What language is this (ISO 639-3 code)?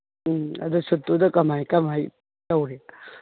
mni